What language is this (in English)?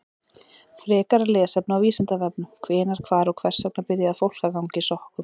Icelandic